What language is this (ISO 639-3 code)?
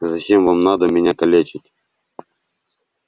rus